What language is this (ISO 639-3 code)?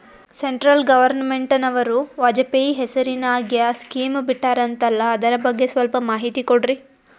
kan